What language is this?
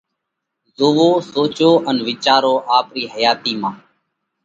Parkari Koli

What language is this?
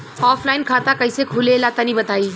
Bhojpuri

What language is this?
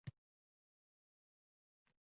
Uzbek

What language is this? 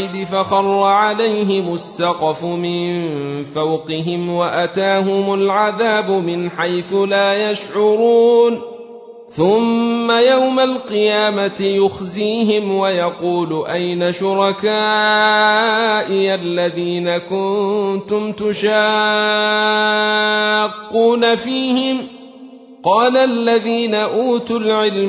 Arabic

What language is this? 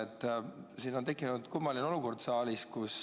Estonian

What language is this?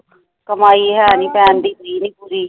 Punjabi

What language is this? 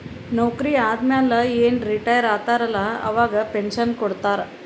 Kannada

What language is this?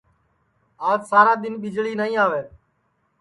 Sansi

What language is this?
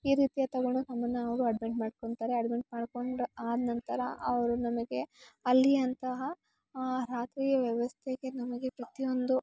Kannada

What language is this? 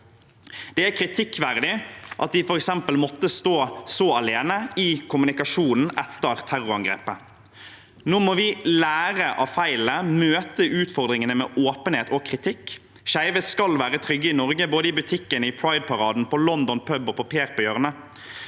Norwegian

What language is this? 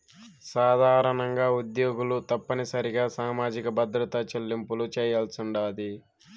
Telugu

